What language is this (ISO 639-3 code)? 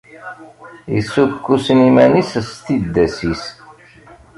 kab